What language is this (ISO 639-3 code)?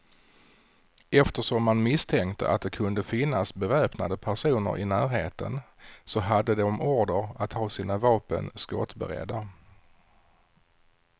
swe